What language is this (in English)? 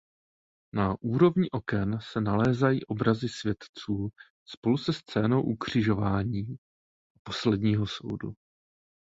Czech